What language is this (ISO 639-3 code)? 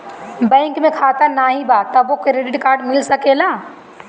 bho